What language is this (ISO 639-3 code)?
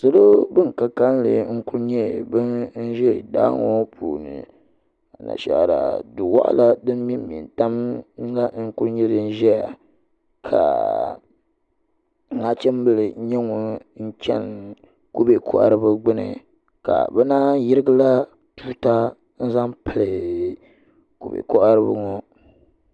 dag